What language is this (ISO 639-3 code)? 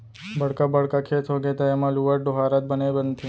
hne